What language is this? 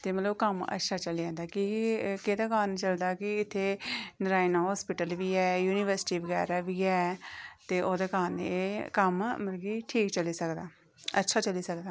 Dogri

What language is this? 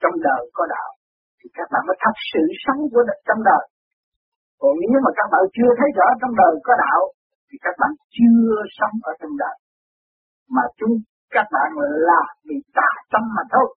Vietnamese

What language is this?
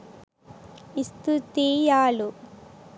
Sinhala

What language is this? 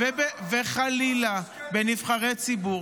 Hebrew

